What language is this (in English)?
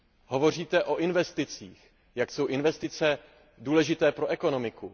Czech